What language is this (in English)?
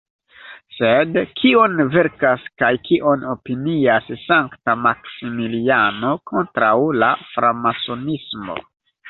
Esperanto